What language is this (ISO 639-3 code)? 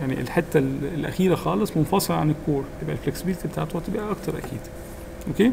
ara